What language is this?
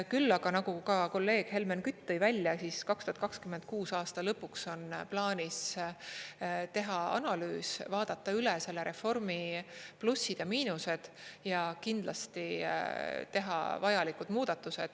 Estonian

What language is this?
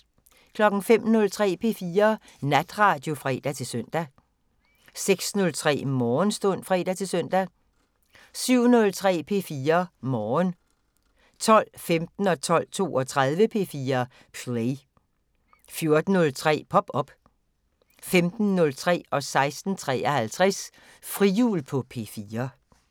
Danish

